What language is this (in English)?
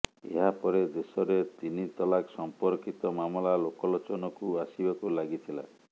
Odia